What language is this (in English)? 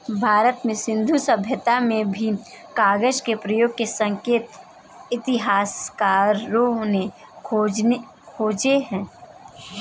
Hindi